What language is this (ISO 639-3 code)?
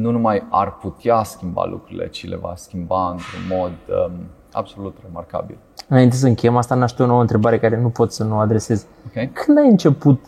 ron